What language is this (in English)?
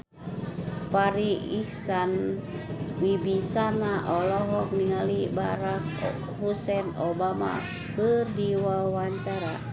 Sundanese